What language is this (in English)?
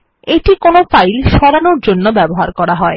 Bangla